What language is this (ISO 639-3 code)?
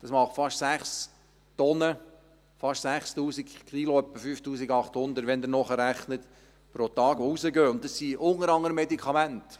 gsw